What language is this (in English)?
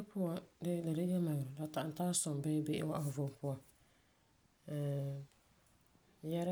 Frafra